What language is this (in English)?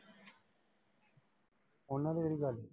Punjabi